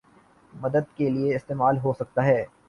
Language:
Urdu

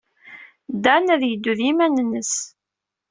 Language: Kabyle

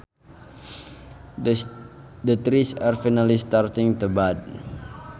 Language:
Sundanese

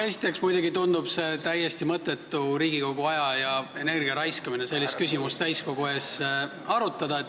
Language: Estonian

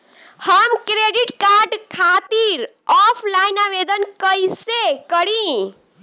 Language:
Bhojpuri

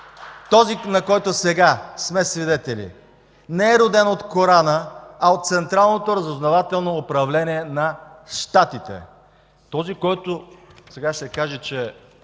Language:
Bulgarian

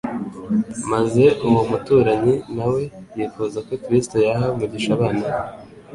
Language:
Kinyarwanda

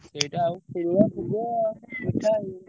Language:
Odia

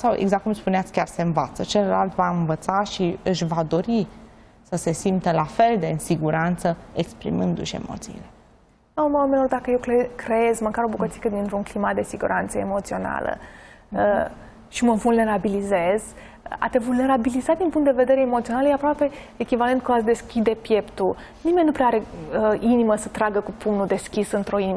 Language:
Romanian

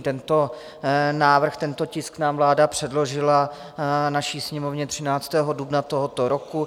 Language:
Czech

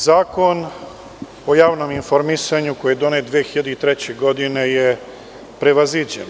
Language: Serbian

